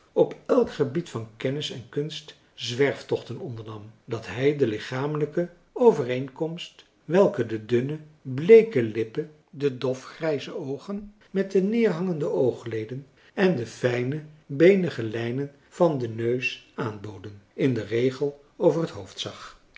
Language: Dutch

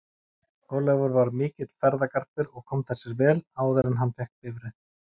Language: Icelandic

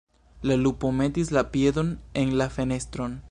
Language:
Esperanto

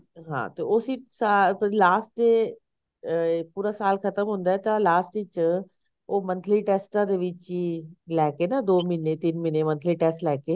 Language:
Punjabi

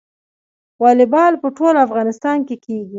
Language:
Pashto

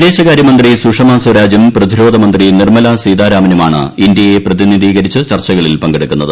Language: Malayalam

